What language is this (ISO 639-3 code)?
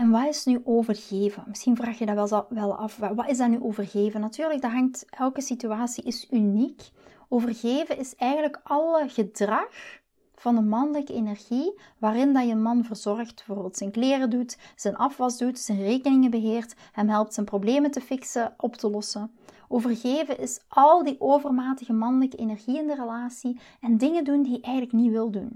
nld